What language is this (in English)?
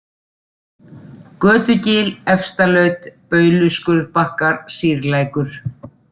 Icelandic